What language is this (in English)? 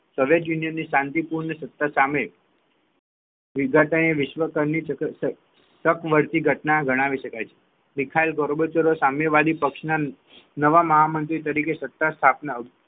Gujarati